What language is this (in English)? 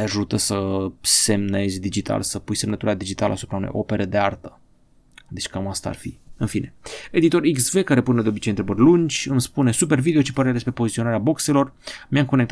Romanian